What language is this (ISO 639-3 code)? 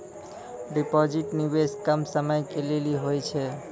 mai